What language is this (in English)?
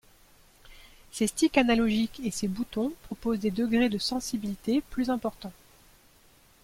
French